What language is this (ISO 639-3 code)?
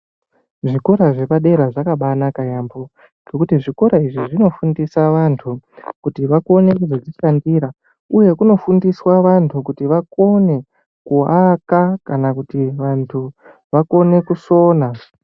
ndc